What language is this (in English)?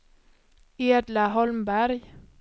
Swedish